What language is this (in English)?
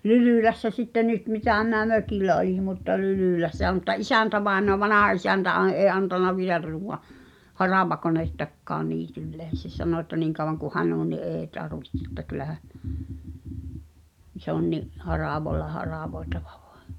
Finnish